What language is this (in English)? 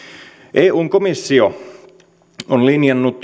Finnish